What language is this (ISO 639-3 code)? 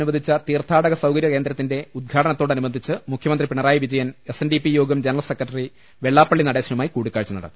mal